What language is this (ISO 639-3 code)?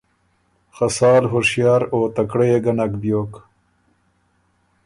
oru